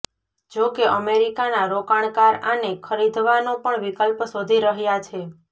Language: Gujarati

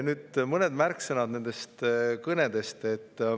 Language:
Estonian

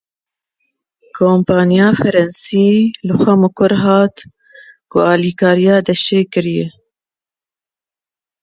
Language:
Kurdish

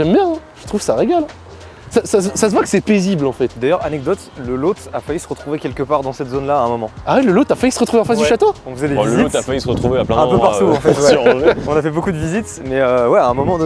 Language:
French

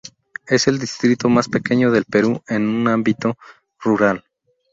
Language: Spanish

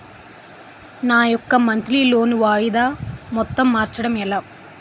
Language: Telugu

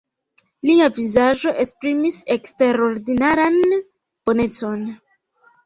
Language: Esperanto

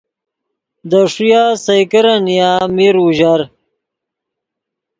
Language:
Yidgha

